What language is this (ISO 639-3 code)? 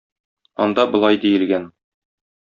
tat